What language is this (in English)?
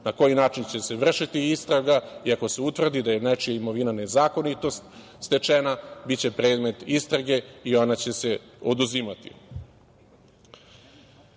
Serbian